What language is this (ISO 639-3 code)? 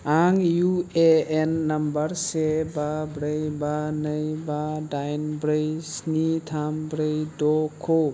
brx